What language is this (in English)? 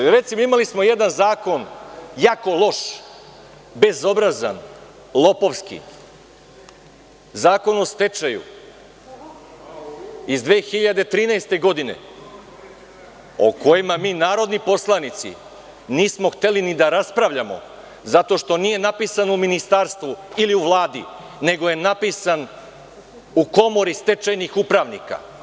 Serbian